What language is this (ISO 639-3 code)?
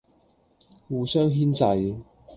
yue